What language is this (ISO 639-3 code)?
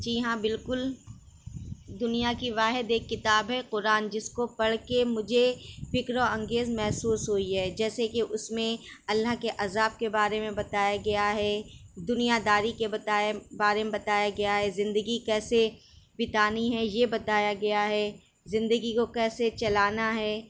urd